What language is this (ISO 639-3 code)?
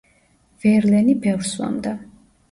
kat